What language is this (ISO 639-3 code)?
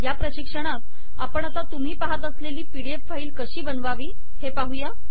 mar